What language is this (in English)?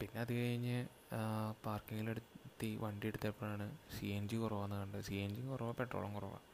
Malayalam